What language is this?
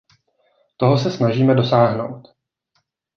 Czech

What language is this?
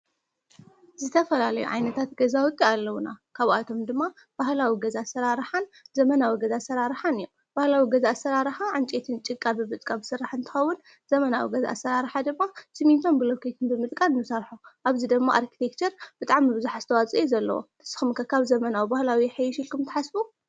Tigrinya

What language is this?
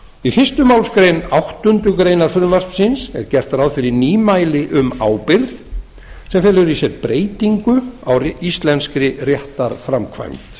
Icelandic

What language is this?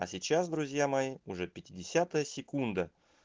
Russian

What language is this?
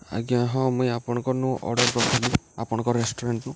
Odia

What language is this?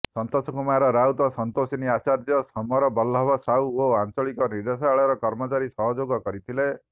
Odia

